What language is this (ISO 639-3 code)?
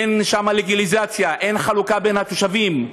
heb